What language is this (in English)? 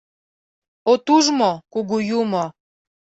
Mari